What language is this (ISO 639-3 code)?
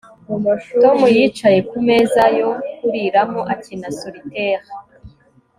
kin